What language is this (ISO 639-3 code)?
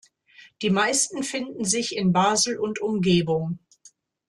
deu